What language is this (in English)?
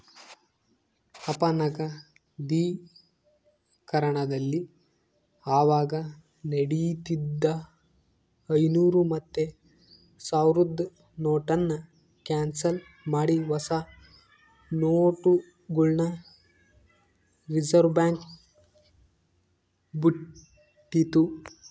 Kannada